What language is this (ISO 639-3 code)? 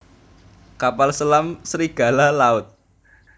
jav